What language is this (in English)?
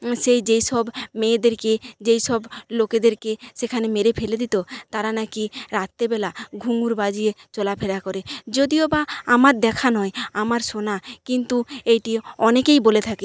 Bangla